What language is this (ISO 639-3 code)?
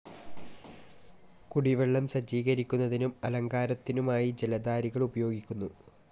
mal